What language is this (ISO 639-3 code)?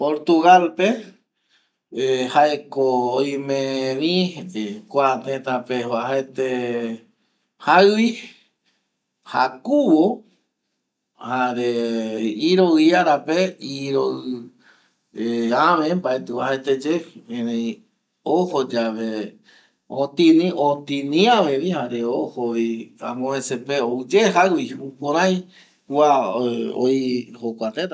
gui